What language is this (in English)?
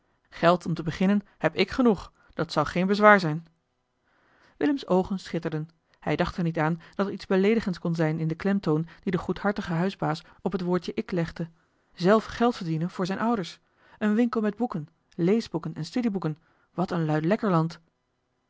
Dutch